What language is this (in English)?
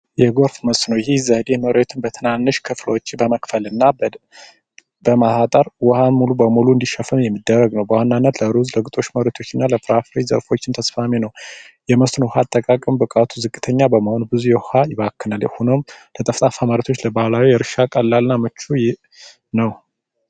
Amharic